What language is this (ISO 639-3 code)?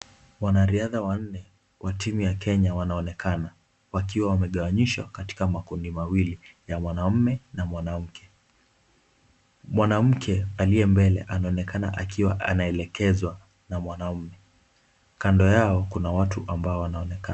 swa